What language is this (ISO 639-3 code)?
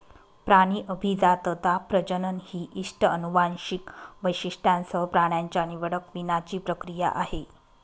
mar